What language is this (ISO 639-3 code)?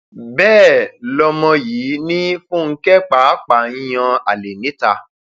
yor